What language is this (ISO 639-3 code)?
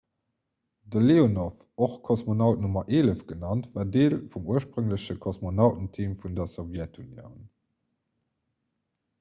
ltz